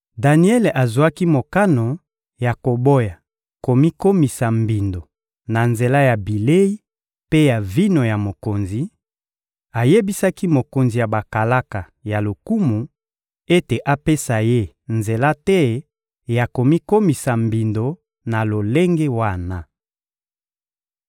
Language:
Lingala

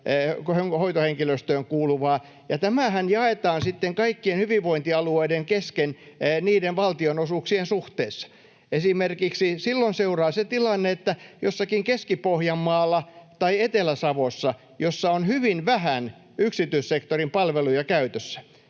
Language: Finnish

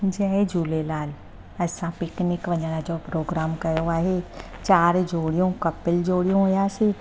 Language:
Sindhi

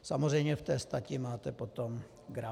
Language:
Czech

